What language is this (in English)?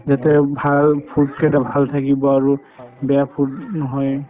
Assamese